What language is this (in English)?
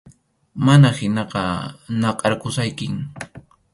Arequipa-La Unión Quechua